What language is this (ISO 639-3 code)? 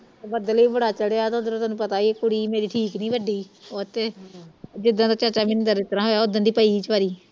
pan